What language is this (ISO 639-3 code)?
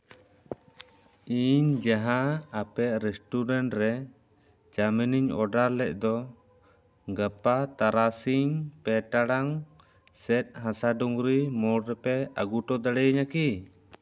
sat